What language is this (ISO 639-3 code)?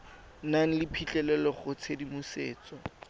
tsn